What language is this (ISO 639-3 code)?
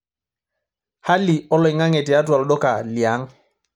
mas